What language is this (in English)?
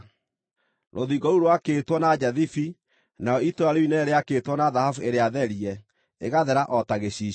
Kikuyu